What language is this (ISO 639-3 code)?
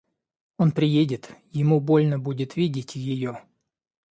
rus